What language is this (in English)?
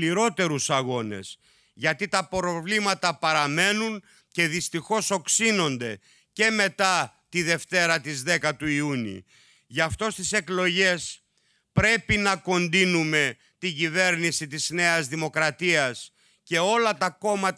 Greek